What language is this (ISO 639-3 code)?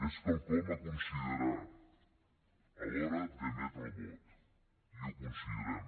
cat